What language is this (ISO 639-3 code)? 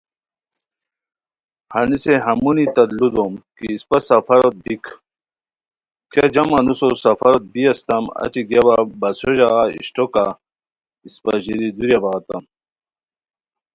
khw